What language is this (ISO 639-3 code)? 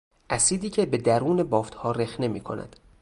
fas